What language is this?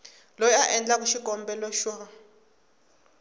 Tsonga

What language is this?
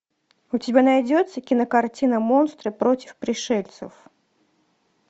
Russian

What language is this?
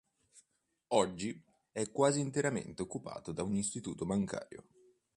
Italian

